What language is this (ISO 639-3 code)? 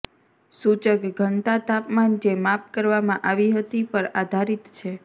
guj